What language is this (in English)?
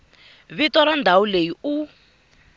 Tsonga